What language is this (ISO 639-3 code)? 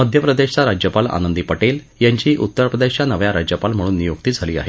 mar